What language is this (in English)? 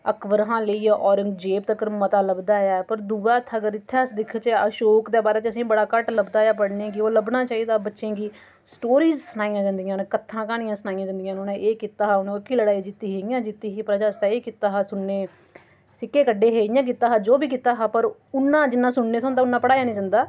Dogri